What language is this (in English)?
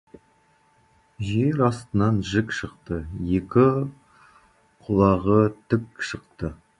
Kazakh